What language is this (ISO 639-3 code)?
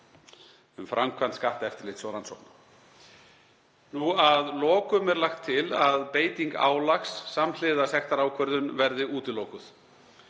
isl